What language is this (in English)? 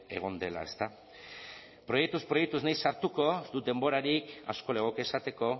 Basque